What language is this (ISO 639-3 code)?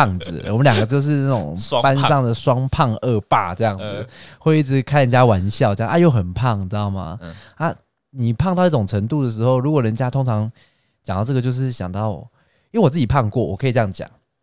zho